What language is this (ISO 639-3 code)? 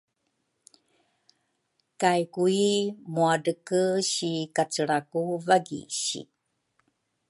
dru